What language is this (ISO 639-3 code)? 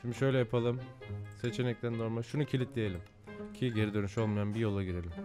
tur